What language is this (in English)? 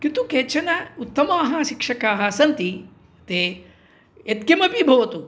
Sanskrit